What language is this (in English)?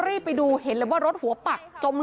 Thai